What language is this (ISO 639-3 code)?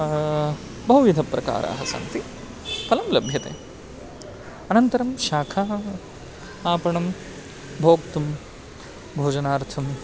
san